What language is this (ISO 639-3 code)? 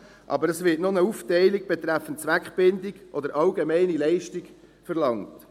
gsw